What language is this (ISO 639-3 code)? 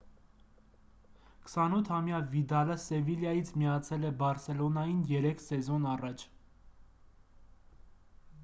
hye